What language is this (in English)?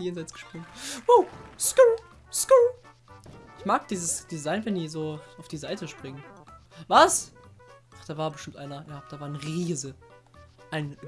German